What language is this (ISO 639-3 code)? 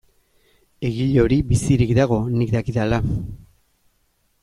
eus